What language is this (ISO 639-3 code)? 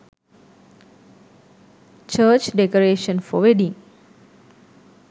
sin